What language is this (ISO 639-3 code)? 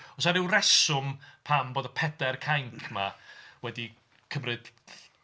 cym